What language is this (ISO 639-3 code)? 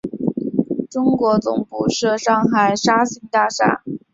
zho